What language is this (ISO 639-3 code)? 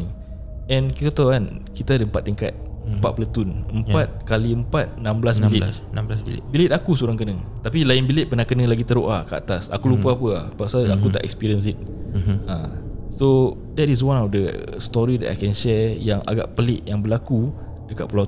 msa